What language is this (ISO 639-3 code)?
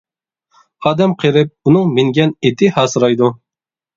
uig